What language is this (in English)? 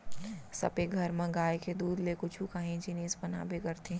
Chhattisgarhi